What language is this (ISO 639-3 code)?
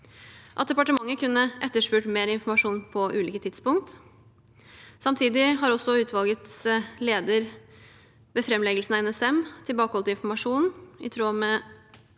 nor